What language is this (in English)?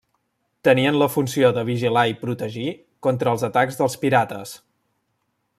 Catalan